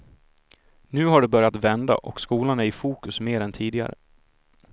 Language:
Swedish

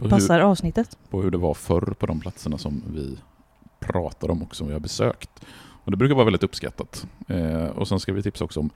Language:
Swedish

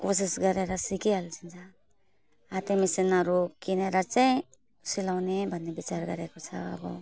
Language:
Nepali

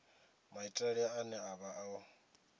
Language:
Venda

